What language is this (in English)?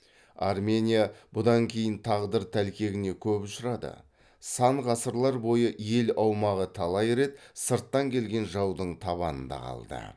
Kazakh